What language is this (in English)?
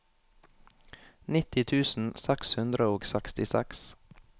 Norwegian